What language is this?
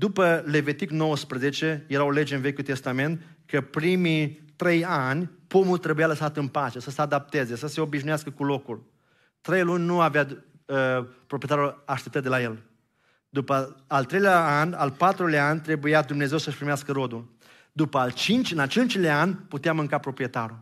Romanian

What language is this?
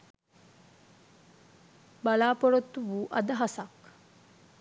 Sinhala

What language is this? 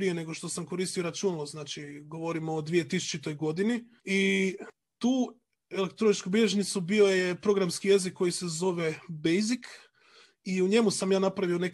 Croatian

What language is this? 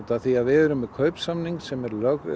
Icelandic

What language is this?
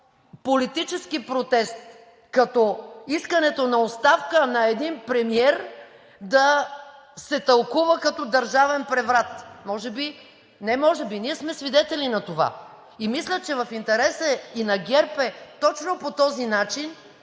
Bulgarian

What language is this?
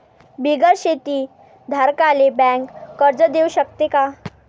Marathi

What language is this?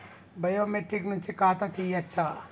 Telugu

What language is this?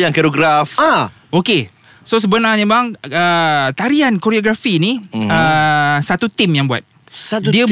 Malay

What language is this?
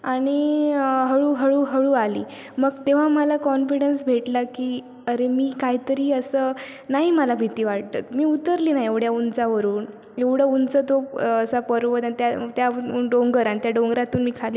Marathi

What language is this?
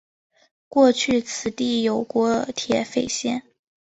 Chinese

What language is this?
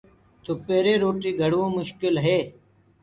Gurgula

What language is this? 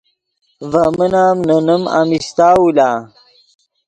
Yidgha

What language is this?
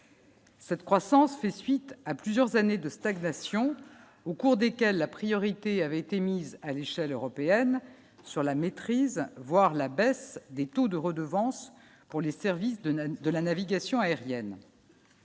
French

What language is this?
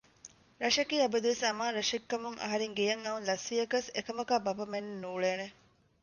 Divehi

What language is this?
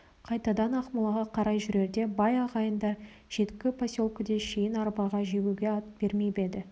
Kazakh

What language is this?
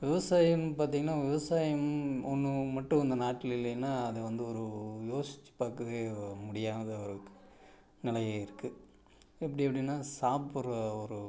Tamil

